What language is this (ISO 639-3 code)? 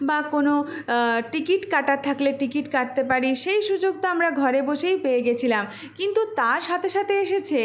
ben